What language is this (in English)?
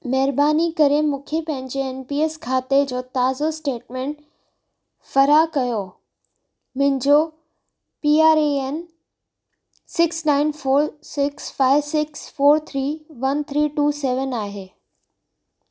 Sindhi